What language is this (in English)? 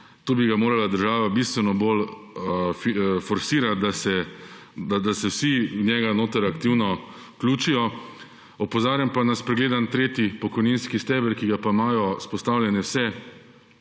Slovenian